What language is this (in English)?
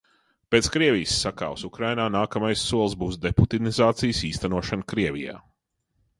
Latvian